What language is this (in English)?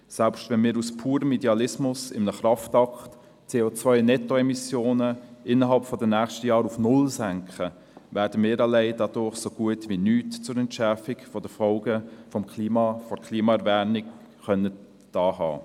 Swiss German